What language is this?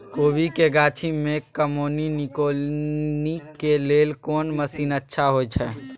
Maithili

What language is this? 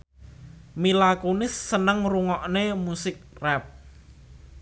Javanese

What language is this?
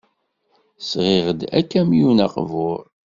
Kabyle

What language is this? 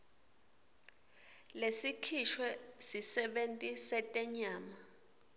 Swati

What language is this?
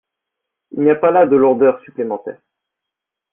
French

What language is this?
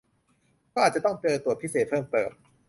Thai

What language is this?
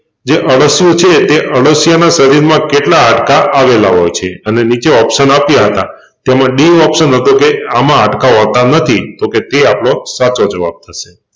Gujarati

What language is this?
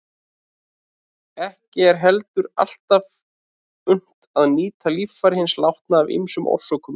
Icelandic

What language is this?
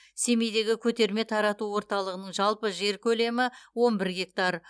Kazakh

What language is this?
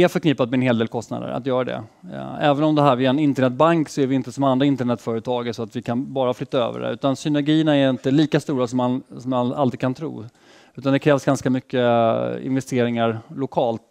Swedish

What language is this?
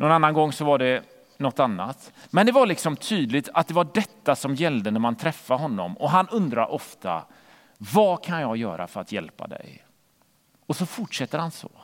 Swedish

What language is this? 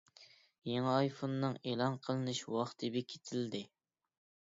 Uyghur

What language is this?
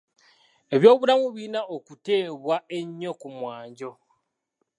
Ganda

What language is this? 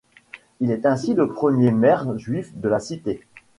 French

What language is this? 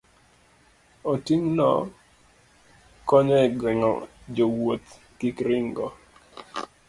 Luo (Kenya and Tanzania)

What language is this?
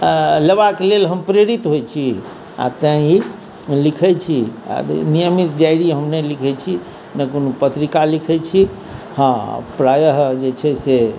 Maithili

